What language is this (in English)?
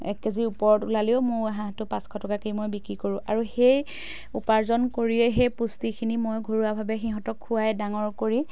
Assamese